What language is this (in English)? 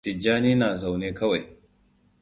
Hausa